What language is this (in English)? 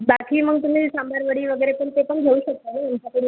Marathi